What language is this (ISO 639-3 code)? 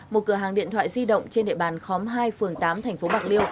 vie